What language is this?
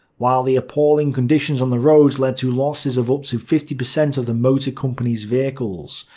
English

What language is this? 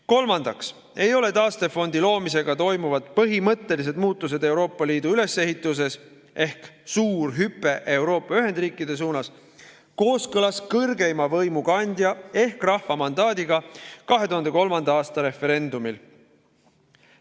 Estonian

